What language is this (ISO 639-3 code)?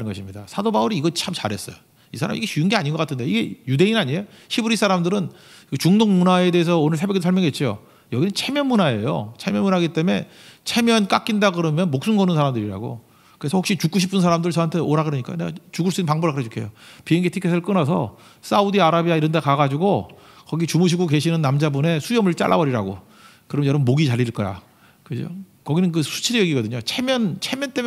kor